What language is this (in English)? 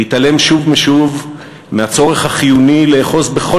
Hebrew